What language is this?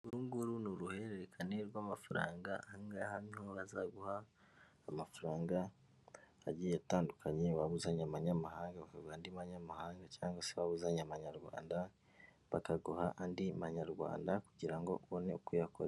Kinyarwanda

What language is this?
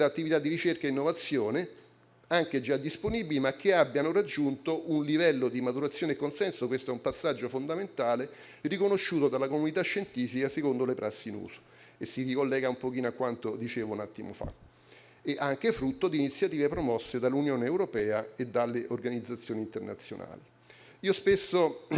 Italian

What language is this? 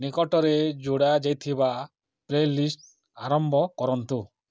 Odia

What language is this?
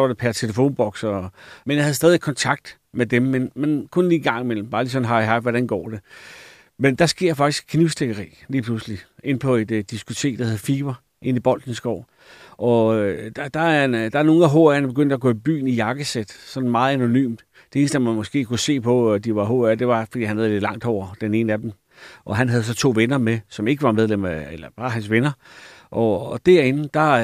Danish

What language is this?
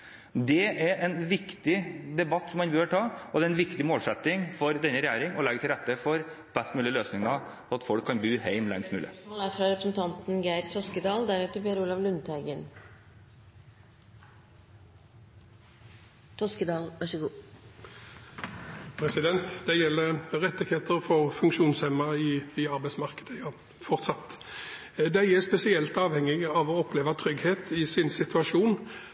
Norwegian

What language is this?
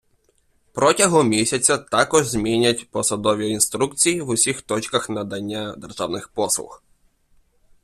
Ukrainian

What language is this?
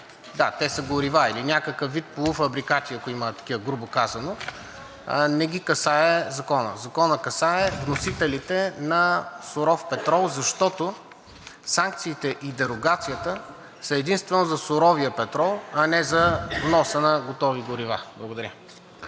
Bulgarian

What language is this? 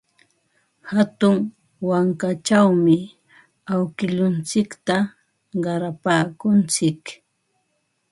Ambo-Pasco Quechua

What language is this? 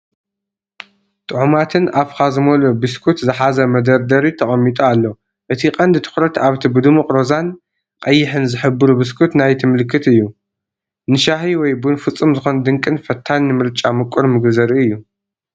Tigrinya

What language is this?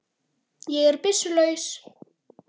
Icelandic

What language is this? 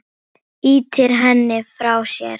Icelandic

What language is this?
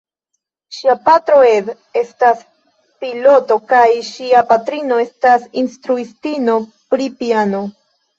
Esperanto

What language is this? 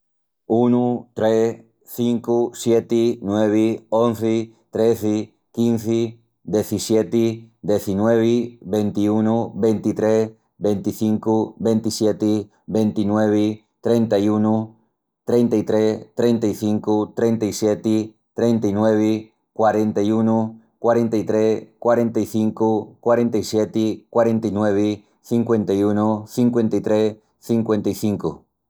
Extremaduran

